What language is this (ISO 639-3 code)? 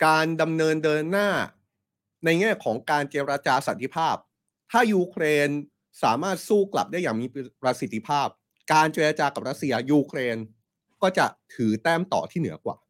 tha